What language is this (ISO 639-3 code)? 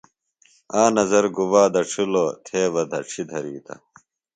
phl